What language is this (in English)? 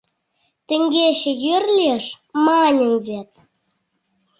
Mari